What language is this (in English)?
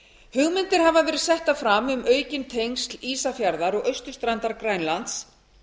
Icelandic